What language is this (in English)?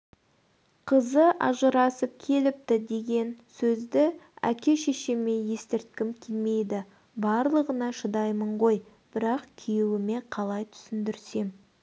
Kazakh